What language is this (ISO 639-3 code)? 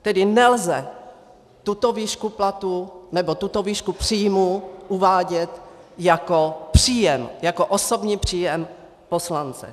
ces